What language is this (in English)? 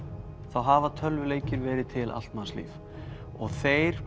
Icelandic